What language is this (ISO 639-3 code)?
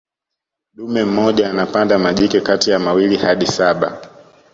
swa